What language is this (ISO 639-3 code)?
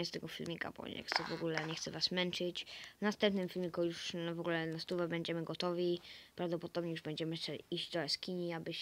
pol